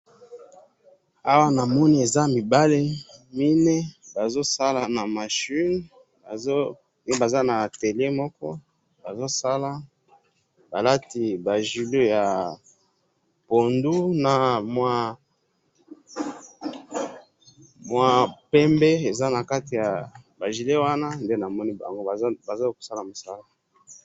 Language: Lingala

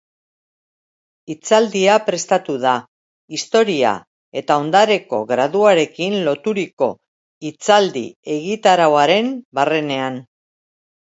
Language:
Basque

